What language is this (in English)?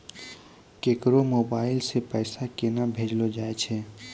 Maithili